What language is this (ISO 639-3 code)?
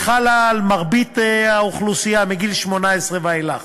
heb